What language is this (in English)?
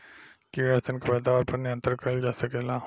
Bhojpuri